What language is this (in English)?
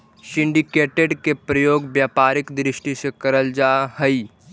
Magahi